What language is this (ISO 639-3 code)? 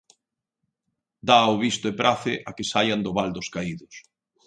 glg